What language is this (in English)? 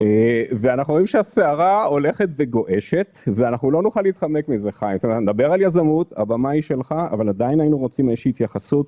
Hebrew